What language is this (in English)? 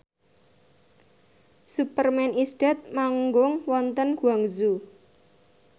Javanese